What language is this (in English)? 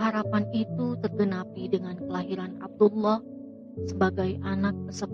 Indonesian